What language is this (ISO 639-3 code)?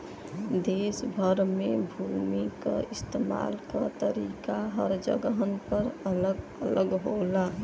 bho